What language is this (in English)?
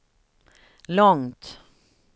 Swedish